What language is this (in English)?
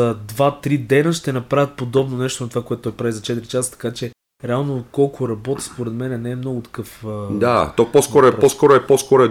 Bulgarian